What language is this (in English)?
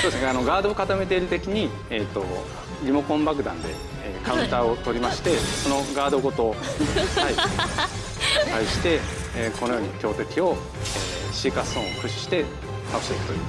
Japanese